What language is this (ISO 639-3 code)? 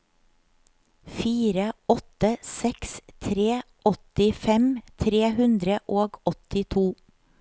nor